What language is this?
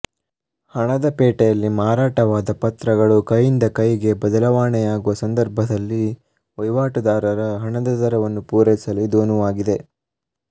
Kannada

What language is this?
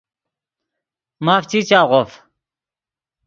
Yidgha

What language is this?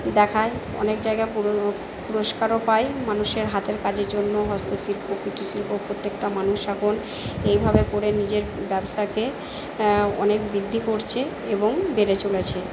Bangla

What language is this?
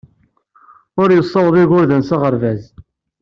Kabyle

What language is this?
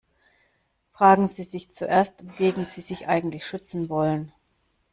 German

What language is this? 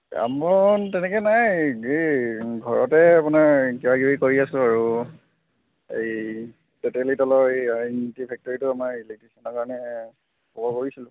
Assamese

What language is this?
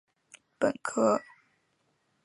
Chinese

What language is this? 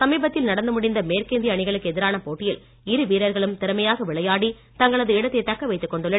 Tamil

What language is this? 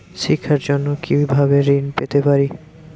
Bangla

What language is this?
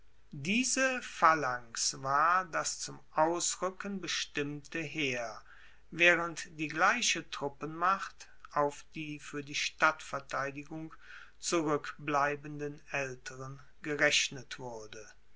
German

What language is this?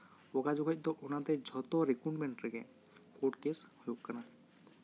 Santali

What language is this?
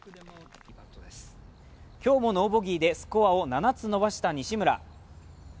Japanese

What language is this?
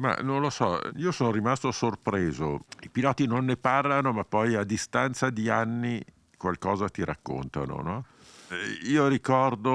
Italian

